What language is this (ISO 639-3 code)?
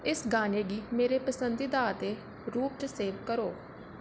doi